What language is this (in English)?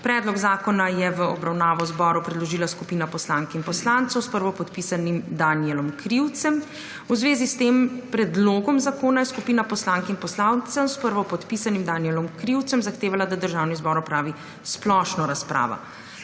Slovenian